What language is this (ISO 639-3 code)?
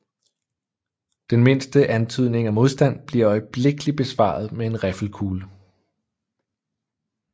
dan